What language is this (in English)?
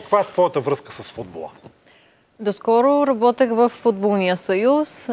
Bulgarian